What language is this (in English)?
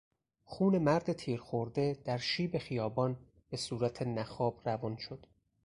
Persian